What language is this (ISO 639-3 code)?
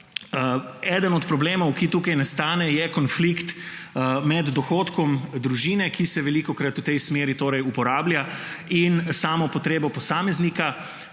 slv